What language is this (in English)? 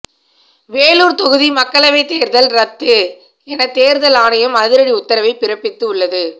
Tamil